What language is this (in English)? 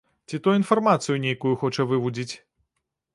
Belarusian